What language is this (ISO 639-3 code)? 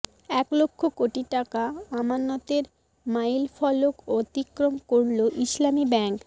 ben